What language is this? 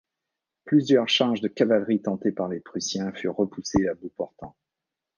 French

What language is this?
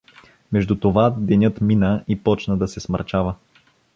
Bulgarian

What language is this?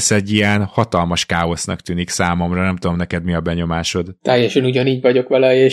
Hungarian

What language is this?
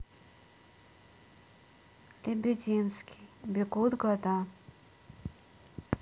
Russian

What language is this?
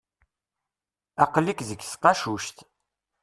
Kabyle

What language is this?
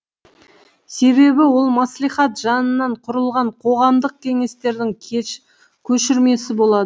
Kazakh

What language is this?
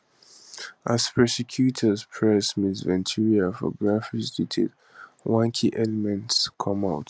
Nigerian Pidgin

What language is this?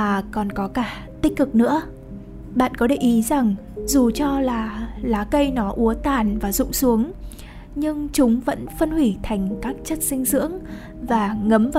Vietnamese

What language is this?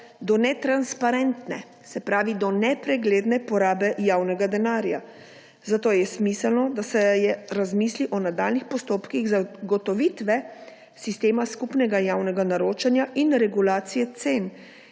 Slovenian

